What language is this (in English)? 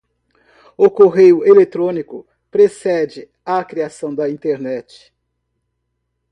Portuguese